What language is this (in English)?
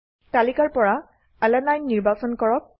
Assamese